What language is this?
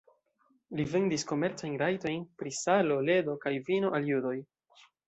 Esperanto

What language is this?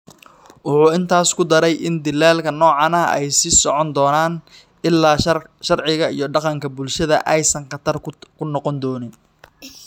Somali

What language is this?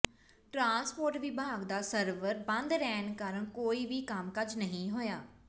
Punjabi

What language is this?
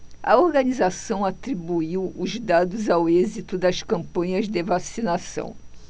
Portuguese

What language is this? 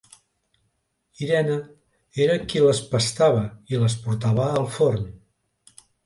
Catalan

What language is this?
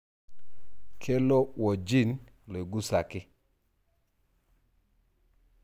Masai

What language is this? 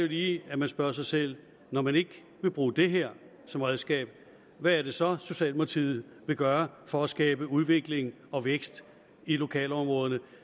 Danish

